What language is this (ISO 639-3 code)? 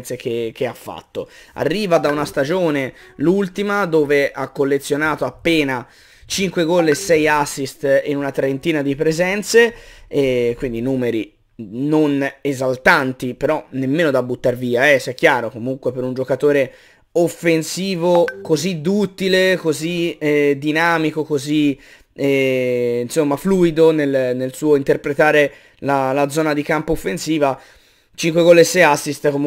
ita